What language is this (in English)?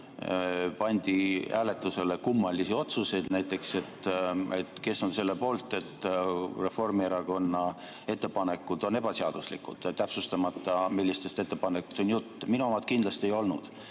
Estonian